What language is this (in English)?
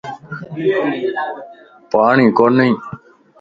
Lasi